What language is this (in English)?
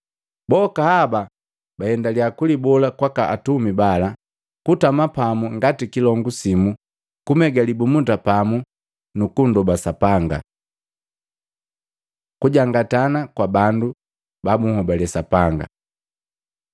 Matengo